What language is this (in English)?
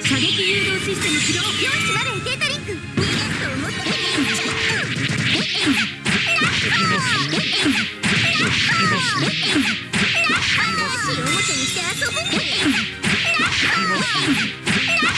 Japanese